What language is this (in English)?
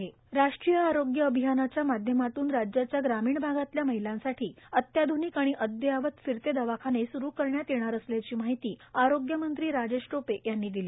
Marathi